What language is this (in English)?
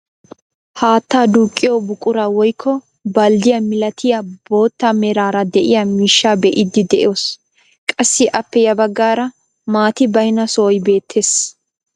Wolaytta